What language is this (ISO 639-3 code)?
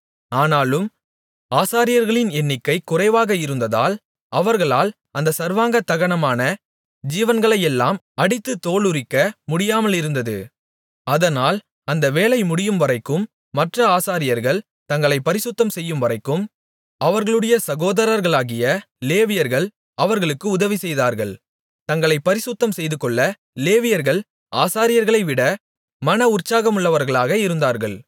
tam